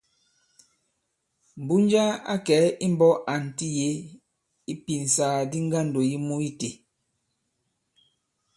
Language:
Bankon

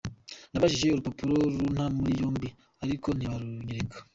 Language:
Kinyarwanda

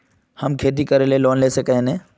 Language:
Magahi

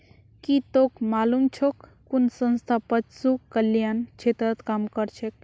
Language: Magahi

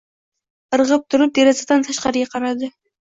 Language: Uzbek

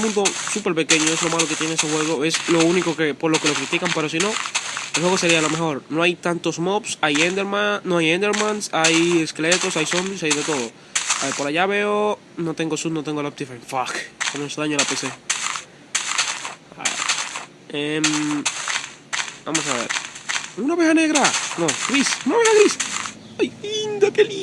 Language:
Spanish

